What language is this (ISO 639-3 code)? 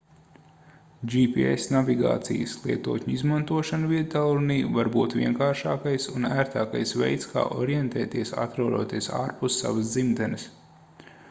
lav